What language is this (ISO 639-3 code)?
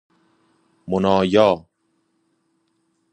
fas